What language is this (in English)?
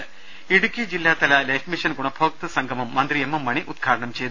Malayalam